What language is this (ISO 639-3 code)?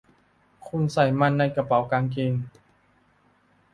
tha